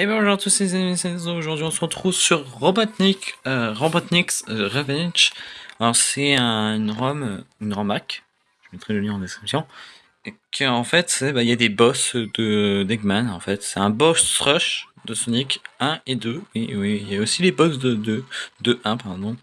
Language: French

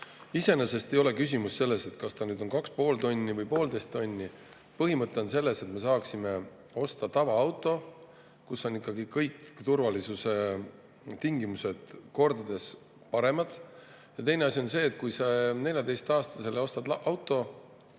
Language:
Estonian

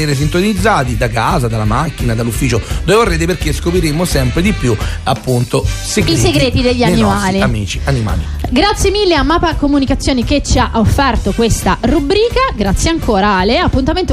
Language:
Italian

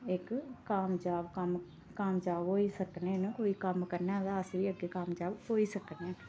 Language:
Dogri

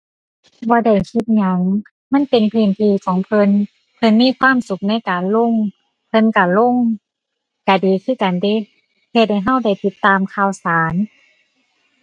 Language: Thai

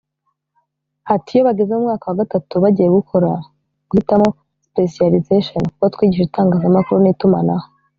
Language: Kinyarwanda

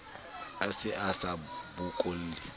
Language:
Southern Sotho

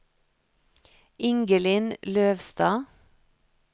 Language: Norwegian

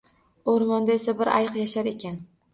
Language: Uzbek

